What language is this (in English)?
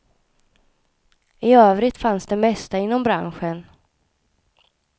Swedish